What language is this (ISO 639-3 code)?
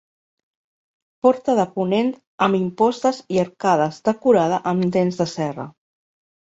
cat